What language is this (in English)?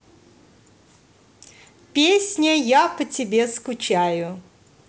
Russian